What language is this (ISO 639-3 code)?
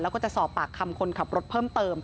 tha